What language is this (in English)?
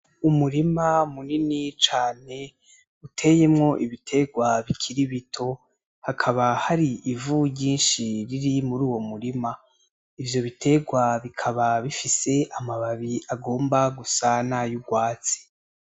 Rundi